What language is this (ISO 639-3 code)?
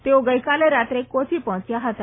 guj